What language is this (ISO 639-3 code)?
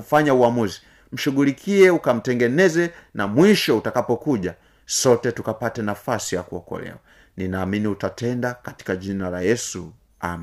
swa